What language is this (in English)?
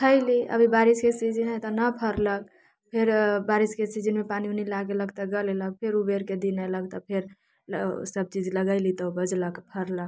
Maithili